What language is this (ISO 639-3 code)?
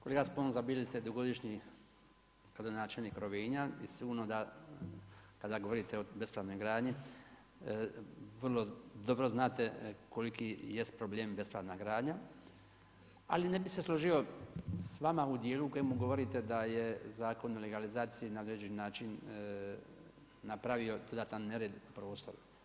hrv